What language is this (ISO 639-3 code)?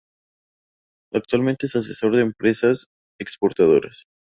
spa